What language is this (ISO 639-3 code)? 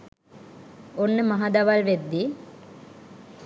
sin